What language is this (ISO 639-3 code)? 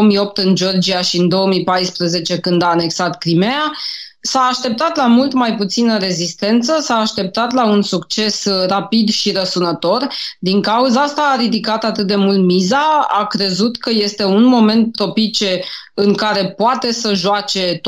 ron